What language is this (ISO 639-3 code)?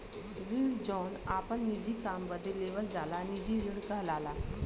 bho